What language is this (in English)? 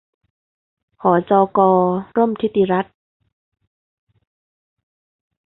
Thai